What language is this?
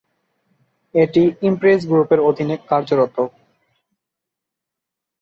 Bangla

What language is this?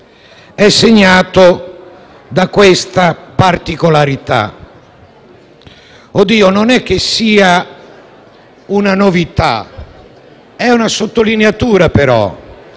Italian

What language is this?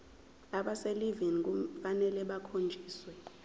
Zulu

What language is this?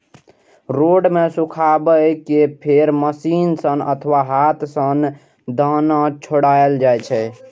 Maithili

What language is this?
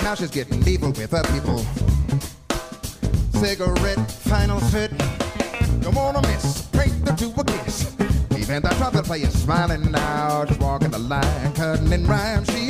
Polish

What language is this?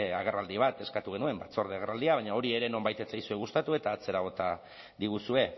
Basque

